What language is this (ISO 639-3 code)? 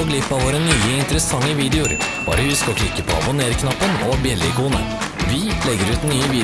nor